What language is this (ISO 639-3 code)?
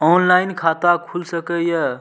mai